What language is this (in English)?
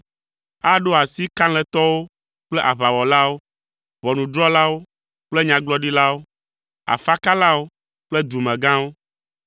Ewe